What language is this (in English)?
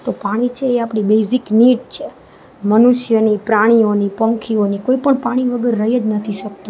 Gujarati